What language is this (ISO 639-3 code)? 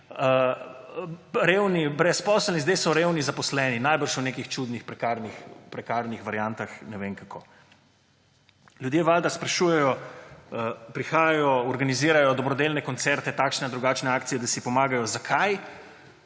slv